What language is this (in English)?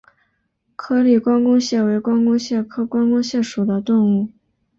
Chinese